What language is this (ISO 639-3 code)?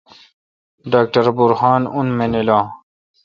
xka